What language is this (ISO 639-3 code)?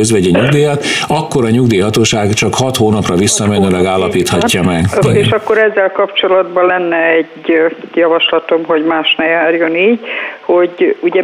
hun